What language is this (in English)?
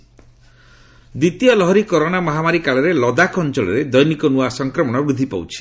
Odia